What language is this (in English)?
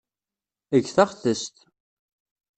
Kabyle